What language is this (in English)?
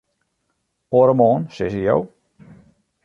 Western Frisian